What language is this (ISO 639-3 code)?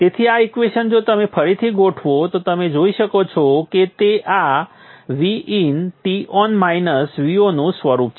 guj